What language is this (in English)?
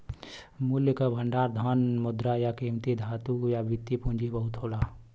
Bhojpuri